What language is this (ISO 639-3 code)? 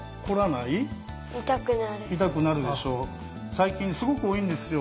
jpn